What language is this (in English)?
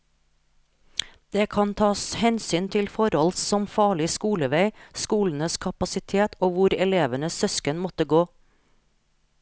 Norwegian